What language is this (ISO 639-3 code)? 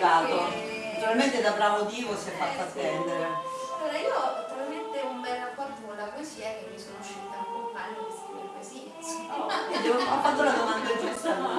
ita